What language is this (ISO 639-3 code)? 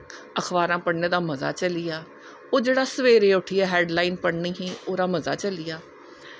doi